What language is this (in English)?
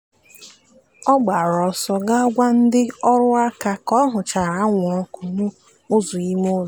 Igbo